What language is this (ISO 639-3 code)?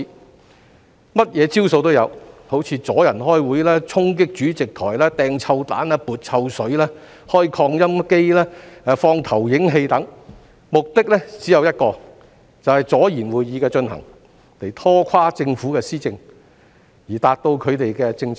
yue